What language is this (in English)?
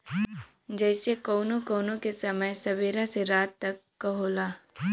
Bhojpuri